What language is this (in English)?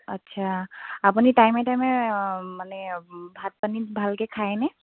Assamese